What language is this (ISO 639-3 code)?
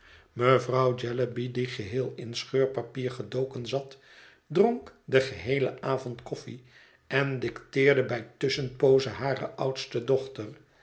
nld